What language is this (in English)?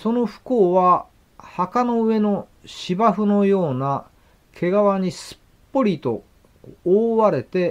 Japanese